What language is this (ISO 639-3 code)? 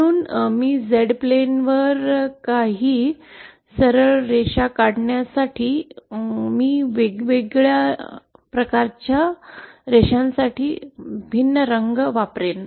mar